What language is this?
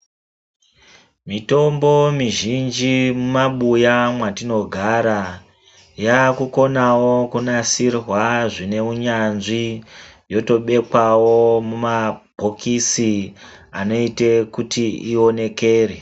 Ndau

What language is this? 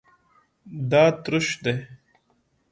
Pashto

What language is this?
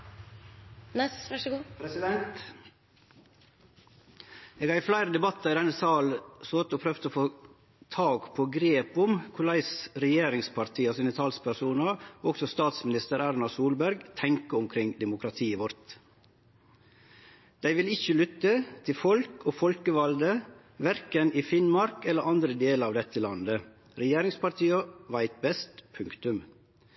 Norwegian Nynorsk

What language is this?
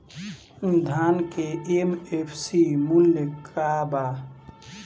Bhojpuri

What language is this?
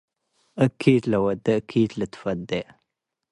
Tigre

